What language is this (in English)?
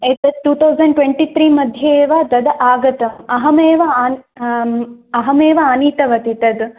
Sanskrit